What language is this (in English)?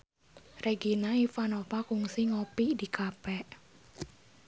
Sundanese